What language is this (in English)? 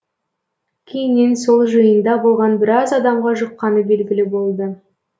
Kazakh